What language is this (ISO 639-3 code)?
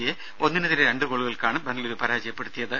mal